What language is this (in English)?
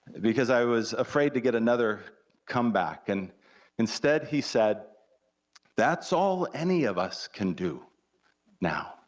English